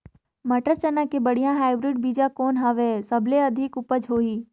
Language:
Chhattisgarhi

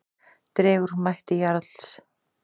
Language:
Icelandic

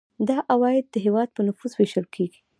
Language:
Pashto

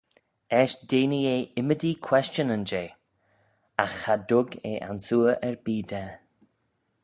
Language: Manx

